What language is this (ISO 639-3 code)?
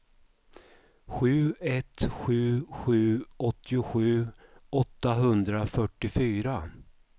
swe